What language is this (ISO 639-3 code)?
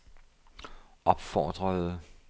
dan